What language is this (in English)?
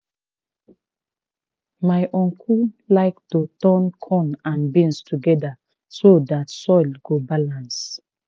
Nigerian Pidgin